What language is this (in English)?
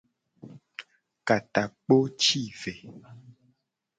Gen